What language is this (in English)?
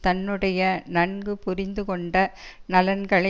Tamil